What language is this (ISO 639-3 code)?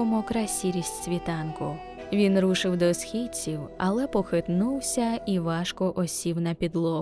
ukr